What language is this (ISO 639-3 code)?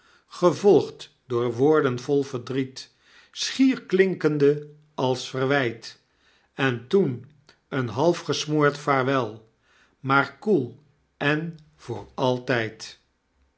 nld